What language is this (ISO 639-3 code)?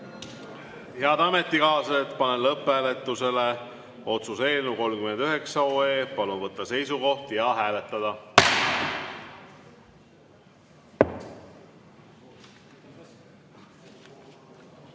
est